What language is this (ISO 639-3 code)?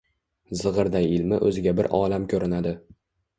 uzb